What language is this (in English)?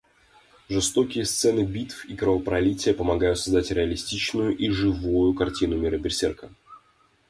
Russian